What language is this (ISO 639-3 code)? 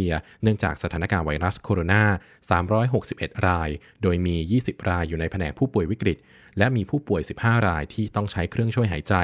tha